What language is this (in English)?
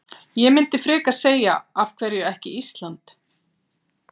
Icelandic